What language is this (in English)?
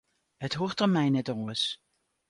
Western Frisian